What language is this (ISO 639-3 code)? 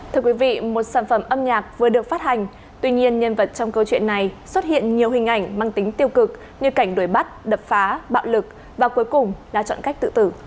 vie